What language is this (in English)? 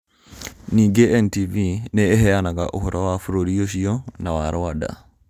Kikuyu